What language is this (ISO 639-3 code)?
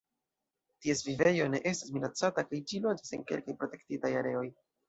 epo